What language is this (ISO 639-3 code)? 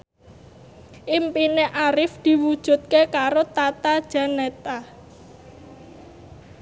jav